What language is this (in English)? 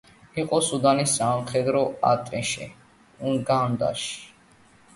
Georgian